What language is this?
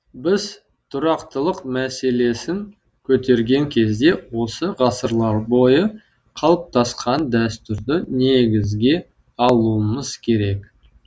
Kazakh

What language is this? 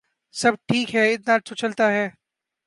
Urdu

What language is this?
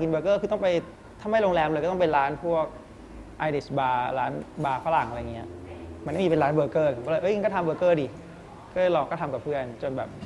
Thai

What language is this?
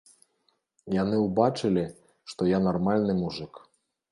Belarusian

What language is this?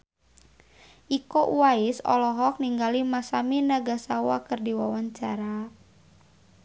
Sundanese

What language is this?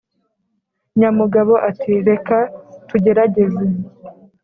Kinyarwanda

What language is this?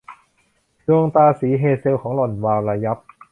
Thai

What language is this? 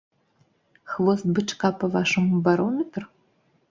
Belarusian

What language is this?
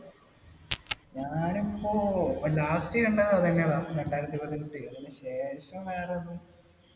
Malayalam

